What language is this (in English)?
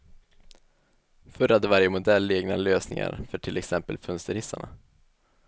Swedish